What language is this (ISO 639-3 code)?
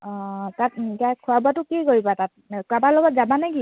asm